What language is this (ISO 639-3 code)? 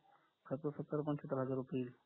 mar